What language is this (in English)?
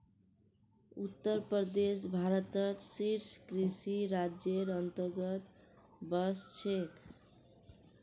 Magahi